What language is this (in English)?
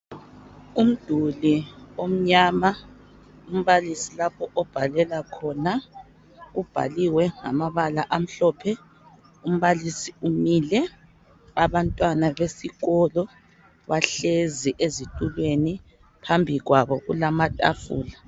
North Ndebele